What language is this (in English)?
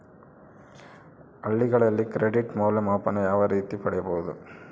Kannada